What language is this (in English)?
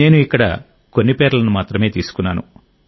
Telugu